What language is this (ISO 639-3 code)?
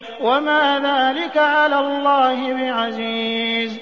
ara